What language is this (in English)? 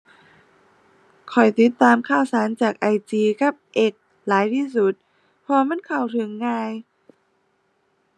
Thai